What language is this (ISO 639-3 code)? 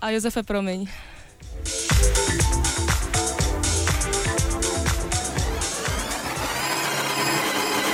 ces